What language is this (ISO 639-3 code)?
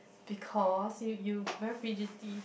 eng